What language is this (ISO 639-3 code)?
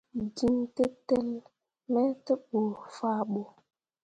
mua